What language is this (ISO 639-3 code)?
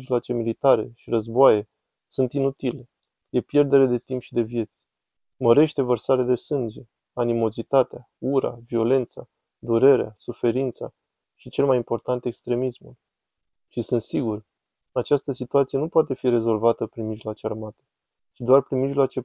ron